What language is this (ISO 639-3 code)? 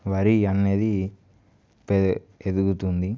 tel